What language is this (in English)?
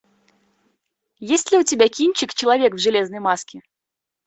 Russian